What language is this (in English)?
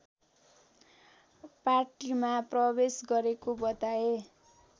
Nepali